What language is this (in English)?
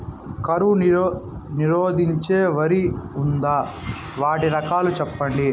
Telugu